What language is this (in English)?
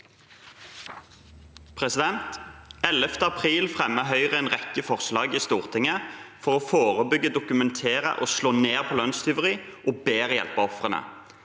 Norwegian